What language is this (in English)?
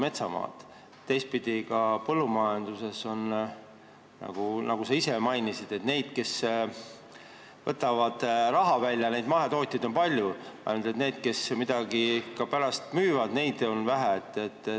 Estonian